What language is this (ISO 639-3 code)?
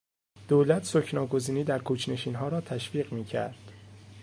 fas